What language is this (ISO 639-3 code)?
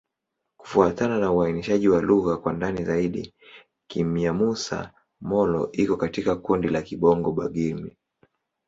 swa